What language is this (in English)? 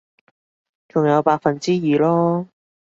Cantonese